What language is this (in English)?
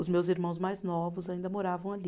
Portuguese